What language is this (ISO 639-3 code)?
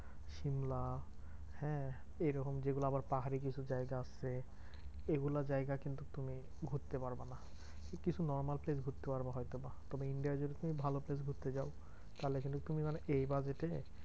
ben